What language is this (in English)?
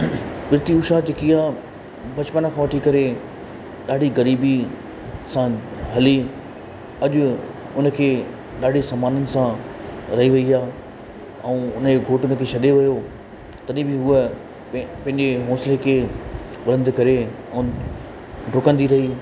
Sindhi